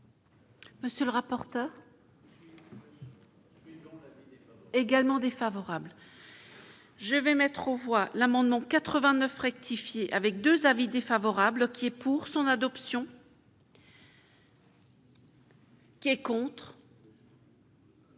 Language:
French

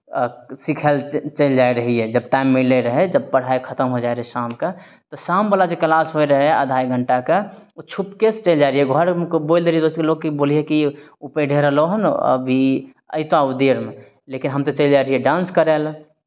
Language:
Maithili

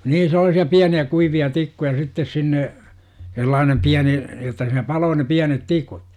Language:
Finnish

